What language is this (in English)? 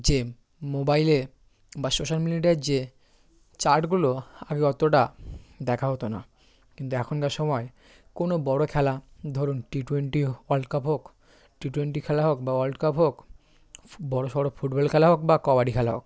Bangla